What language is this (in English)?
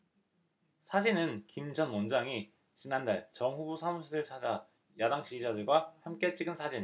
Korean